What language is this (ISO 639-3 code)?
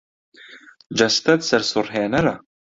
ckb